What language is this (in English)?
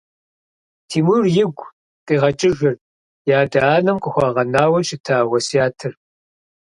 Kabardian